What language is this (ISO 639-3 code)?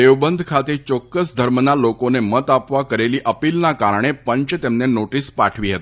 guj